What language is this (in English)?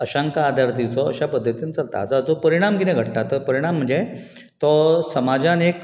Konkani